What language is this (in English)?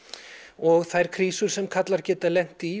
Icelandic